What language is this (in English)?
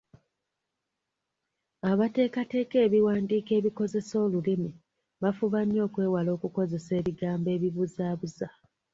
Ganda